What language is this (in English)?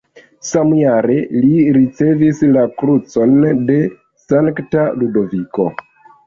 Esperanto